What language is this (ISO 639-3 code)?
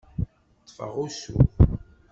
kab